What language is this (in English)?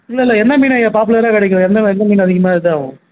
Tamil